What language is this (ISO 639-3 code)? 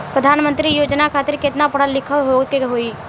bho